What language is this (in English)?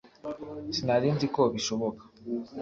Kinyarwanda